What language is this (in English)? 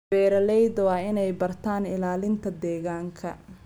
Somali